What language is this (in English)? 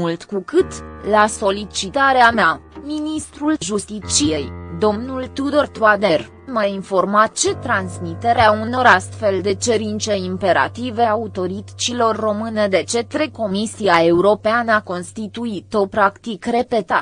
Romanian